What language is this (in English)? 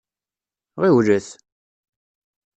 Kabyle